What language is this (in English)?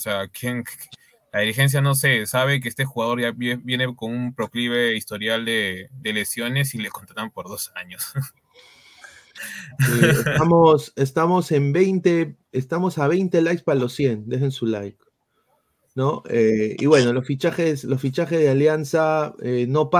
Spanish